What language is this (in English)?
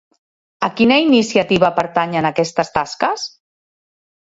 Catalan